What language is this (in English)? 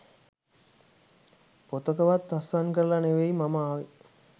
Sinhala